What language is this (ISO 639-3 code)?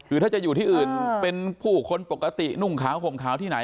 tha